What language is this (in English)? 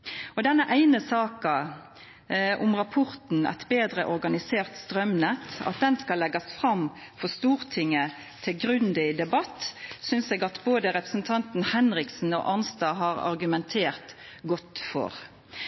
Norwegian Nynorsk